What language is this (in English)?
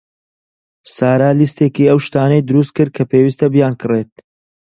Central Kurdish